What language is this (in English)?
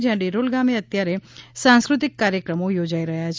Gujarati